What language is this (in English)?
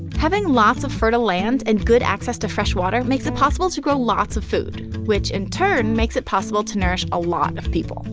English